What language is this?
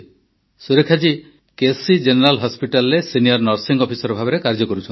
Odia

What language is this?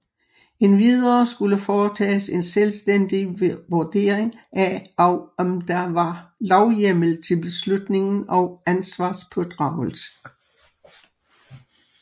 Danish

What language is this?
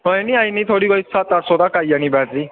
Dogri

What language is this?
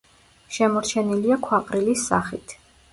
Georgian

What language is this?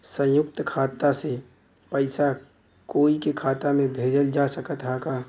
Bhojpuri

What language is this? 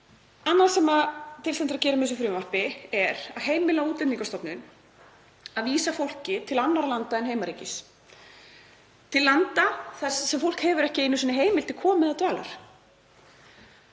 Icelandic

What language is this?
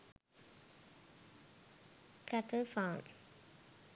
Sinhala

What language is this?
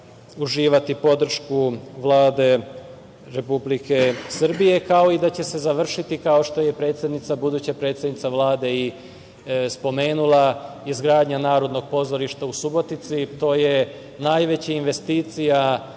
Serbian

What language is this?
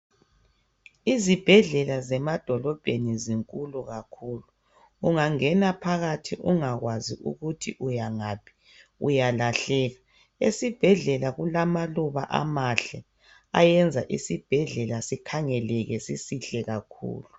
North Ndebele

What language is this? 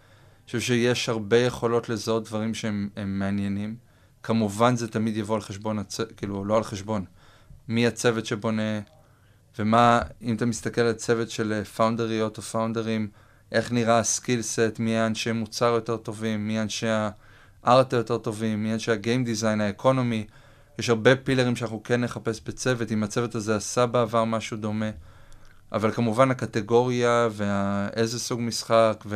Hebrew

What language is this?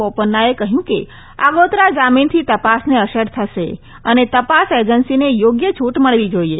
Gujarati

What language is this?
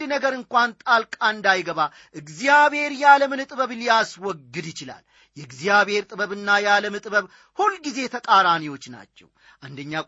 Amharic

